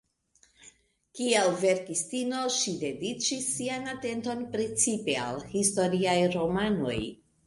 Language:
Esperanto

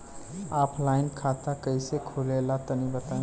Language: Bhojpuri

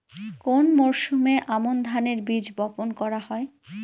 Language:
Bangla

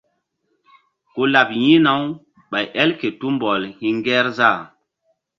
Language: Mbum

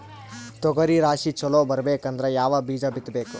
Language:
Kannada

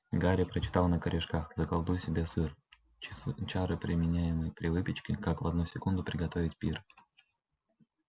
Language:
Russian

